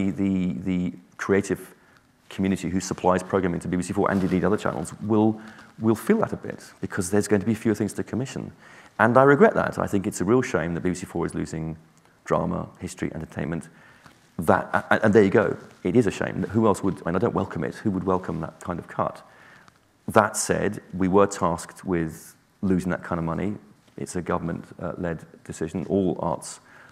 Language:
English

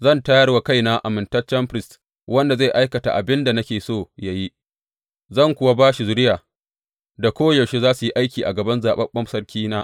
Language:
Hausa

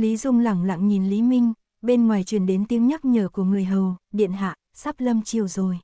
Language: Vietnamese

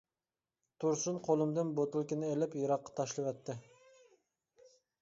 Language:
Uyghur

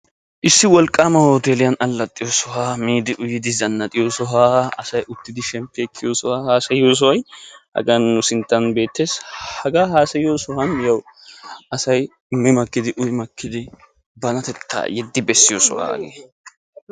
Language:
Wolaytta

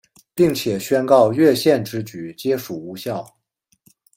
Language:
Chinese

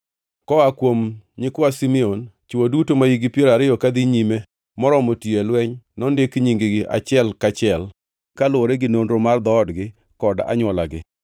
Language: Luo (Kenya and Tanzania)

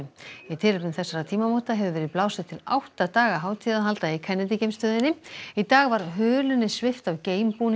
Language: Icelandic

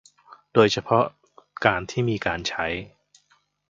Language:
Thai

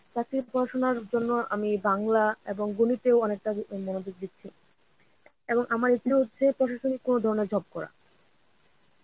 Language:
Bangla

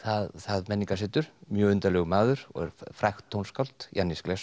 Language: Icelandic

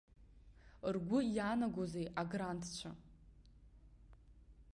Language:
Abkhazian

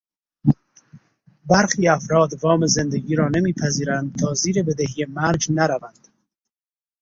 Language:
Persian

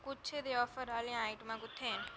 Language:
Dogri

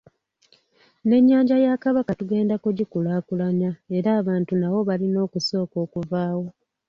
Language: Ganda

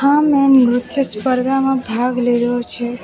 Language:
Gujarati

